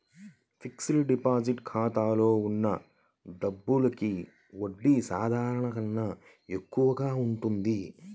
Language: Telugu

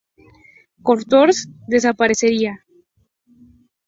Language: Spanish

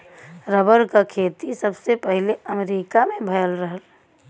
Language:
Bhojpuri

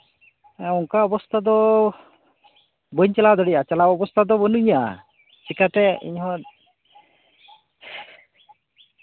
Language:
Santali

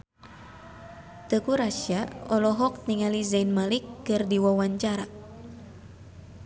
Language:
Sundanese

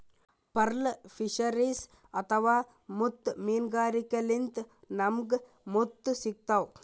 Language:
Kannada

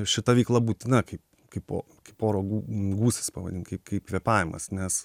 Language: Lithuanian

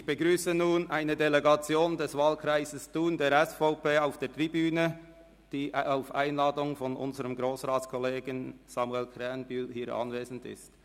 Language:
Swiss German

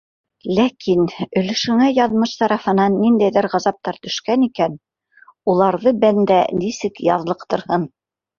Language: Bashkir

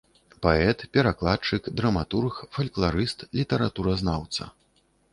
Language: Belarusian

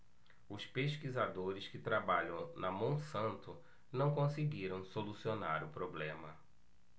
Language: Portuguese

